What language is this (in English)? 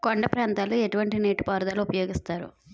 Telugu